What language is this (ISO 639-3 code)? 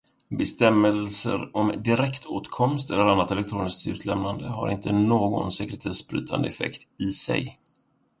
swe